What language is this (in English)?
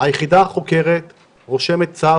Hebrew